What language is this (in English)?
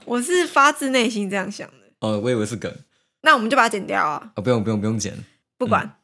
Chinese